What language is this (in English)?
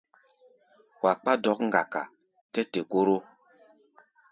Gbaya